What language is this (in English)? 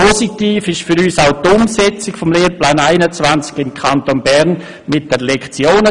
Swiss German